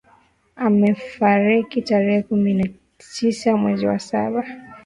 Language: Swahili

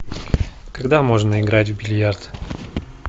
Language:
Russian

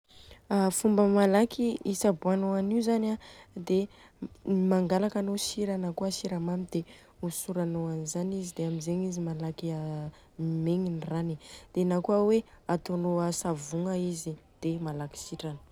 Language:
Southern Betsimisaraka Malagasy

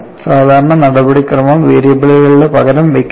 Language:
Malayalam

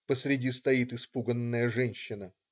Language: Russian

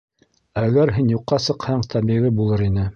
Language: Bashkir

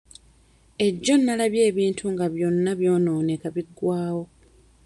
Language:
Ganda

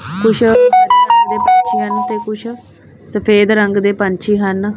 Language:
Punjabi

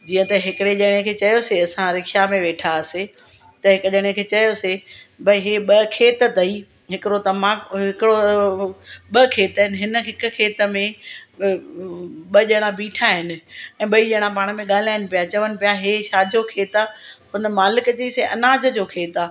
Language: Sindhi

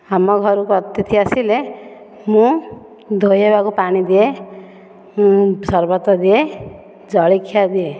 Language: Odia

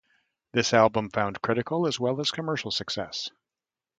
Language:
English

